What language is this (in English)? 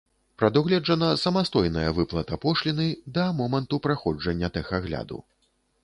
Belarusian